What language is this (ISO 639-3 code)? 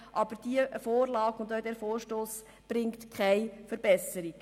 gsw